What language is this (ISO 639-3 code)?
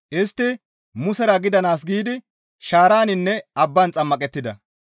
gmv